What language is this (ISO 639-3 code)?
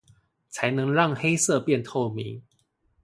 zho